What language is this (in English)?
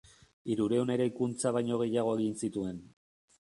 Basque